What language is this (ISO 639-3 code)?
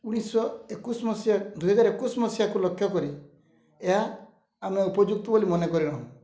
ori